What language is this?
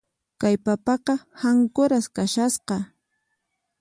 Puno Quechua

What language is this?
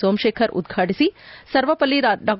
Kannada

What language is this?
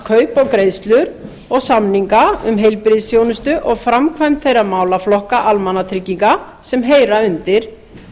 Icelandic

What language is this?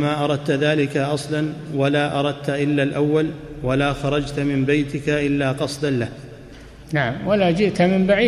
Arabic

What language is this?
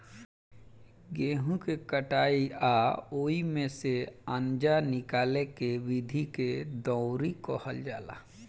Bhojpuri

